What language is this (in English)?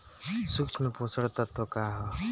Bhojpuri